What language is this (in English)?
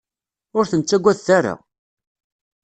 Kabyle